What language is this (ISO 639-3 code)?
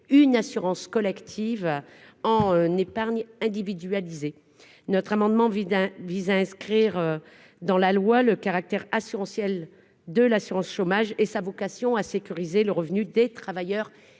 fra